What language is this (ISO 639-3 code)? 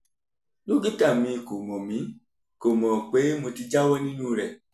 yor